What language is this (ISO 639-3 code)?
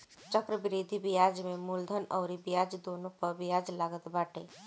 bho